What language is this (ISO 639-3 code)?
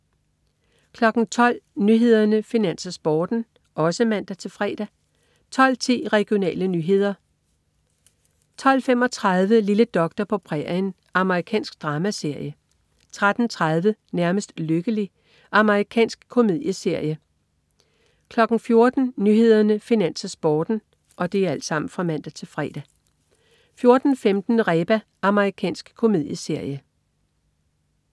dan